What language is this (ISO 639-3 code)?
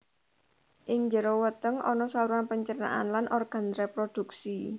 jav